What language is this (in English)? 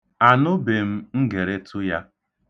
Igbo